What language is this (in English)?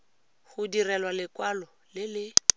Tswana